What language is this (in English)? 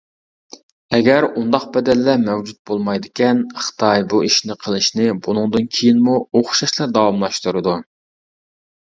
Uyghur